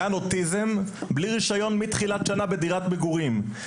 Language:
Hebrew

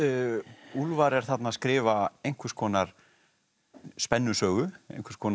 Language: Icelandic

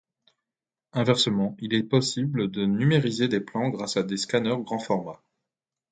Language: French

